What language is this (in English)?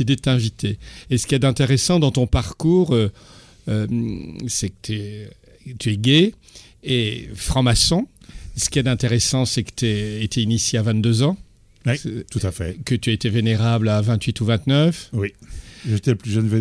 French